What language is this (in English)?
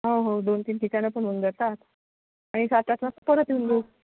Marathi